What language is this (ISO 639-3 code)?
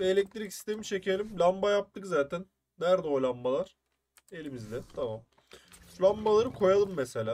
tur